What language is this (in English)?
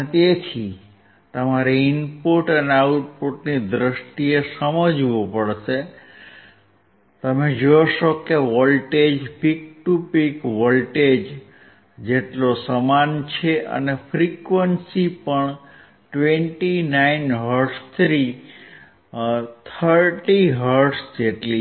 Gujarati